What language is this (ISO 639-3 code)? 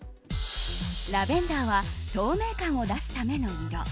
jpn